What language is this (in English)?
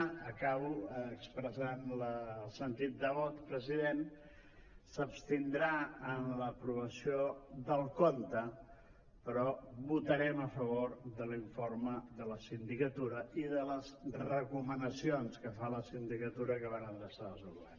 Catalan